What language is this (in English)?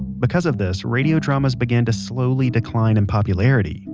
English